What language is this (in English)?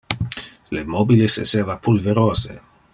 Interlingua